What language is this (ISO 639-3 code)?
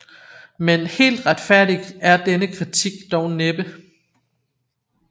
dan